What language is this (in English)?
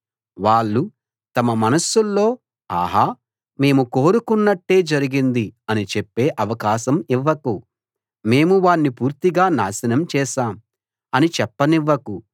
Telugu